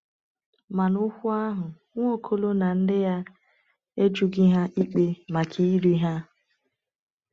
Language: Igbo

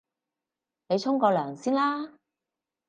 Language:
Cantonese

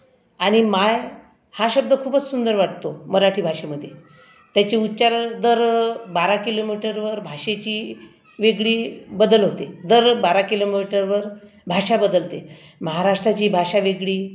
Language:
Marathi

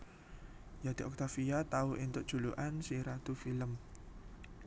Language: Javanese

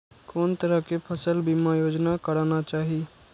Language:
Maithili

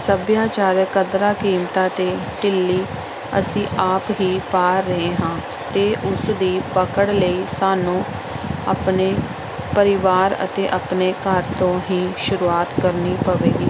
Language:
Punjabi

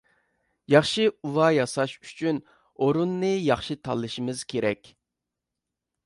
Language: Uyghur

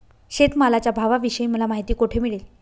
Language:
Marathi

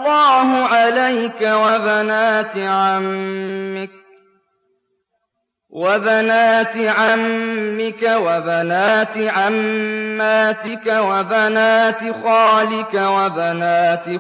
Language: Arabic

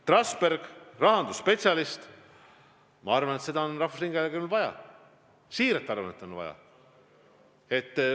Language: Estonian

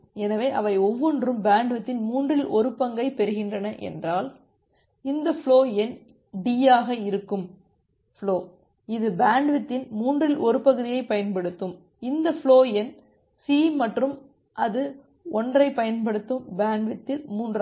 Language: Tamil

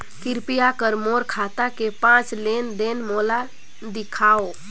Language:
Chhattisgarhi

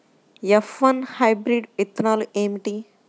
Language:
Telugu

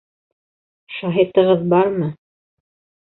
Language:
Bashkir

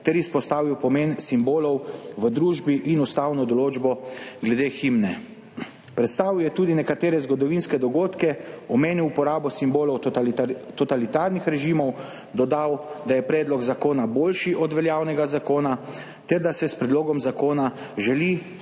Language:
Slovenian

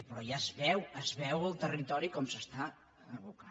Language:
Catalan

